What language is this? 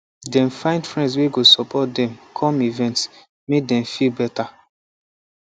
Nigerian Pidgin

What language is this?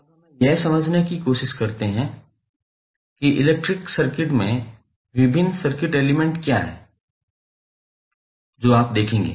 Hindi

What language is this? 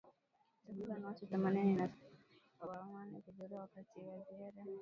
Swahili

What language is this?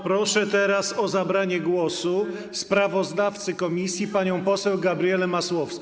Polish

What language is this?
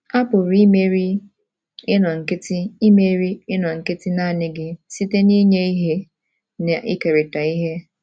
Igbo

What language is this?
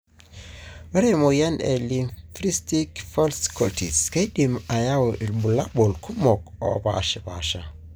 Masai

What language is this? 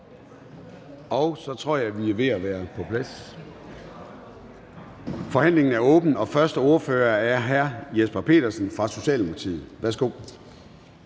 Danish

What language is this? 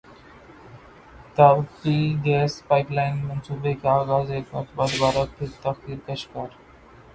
Urdu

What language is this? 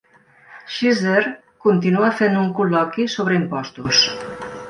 Catalan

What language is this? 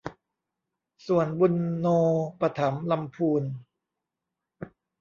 Thai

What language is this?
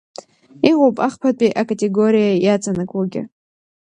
Abkhazian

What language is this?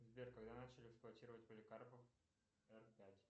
Russian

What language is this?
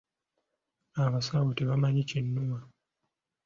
Ganda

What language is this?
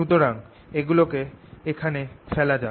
Bangla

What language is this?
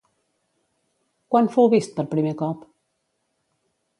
Catalan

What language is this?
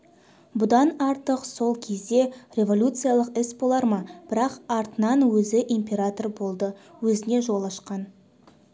Kazakh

